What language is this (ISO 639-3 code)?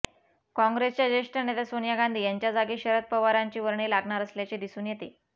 mar